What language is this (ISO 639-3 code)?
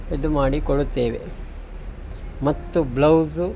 kan